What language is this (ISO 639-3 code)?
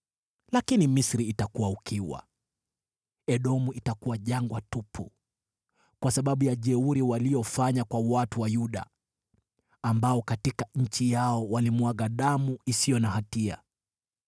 swa